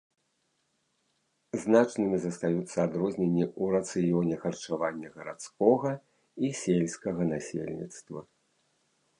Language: Belarusian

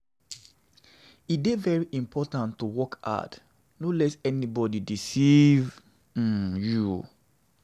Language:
Nigerian Pidgin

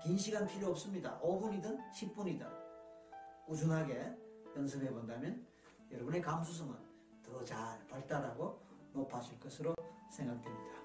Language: Korean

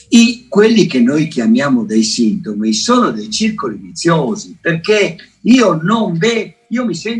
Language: Italian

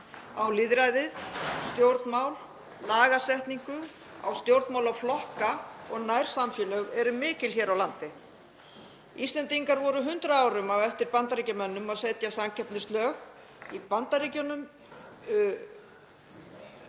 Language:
Icelandic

